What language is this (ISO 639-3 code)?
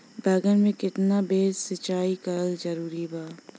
bho